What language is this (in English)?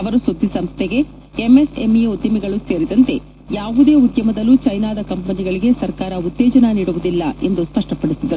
Kannada